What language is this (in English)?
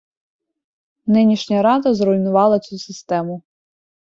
Ukrainian